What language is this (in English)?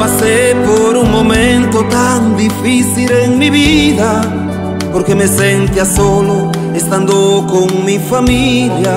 Romanian